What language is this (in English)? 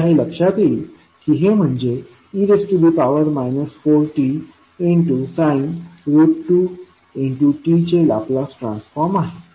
Marathi